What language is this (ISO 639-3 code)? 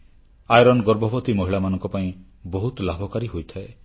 ori